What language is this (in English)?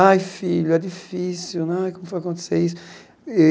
Portuguese